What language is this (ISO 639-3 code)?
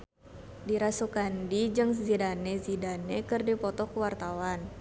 sun